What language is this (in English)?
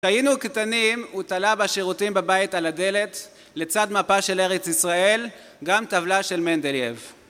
Hebrew